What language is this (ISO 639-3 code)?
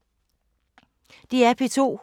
dan